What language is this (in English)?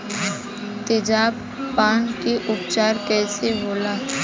Bhojpuri